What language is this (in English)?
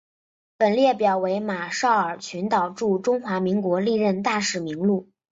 Chinese